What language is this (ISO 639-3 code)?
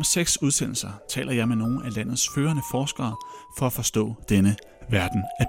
dan